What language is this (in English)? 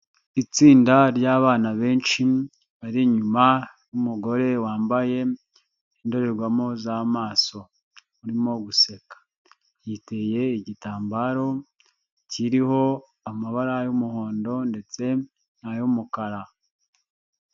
Kinyarwanda